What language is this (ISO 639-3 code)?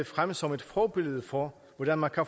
dan